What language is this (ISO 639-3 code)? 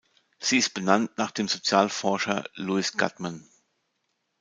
deu